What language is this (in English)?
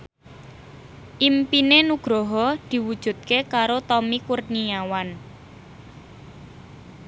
Javanese